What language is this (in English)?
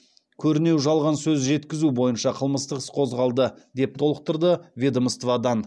Kazakh